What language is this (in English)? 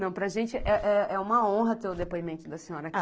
Portuguese